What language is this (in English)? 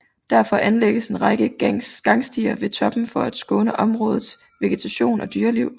Danish